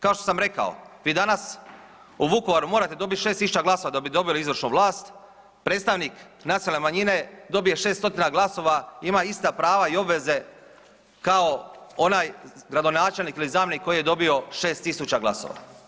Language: Croatian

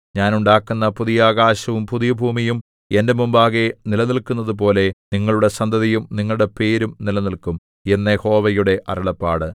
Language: Malayalam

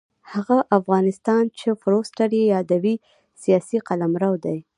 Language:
Pashto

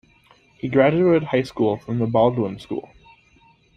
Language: English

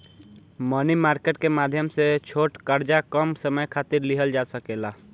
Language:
Bhojpuri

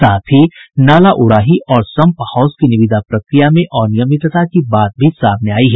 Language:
Hindi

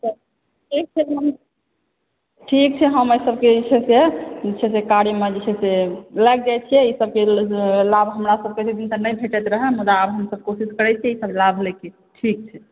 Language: Maithili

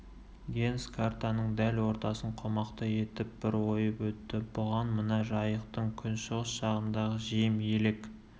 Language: Kazakh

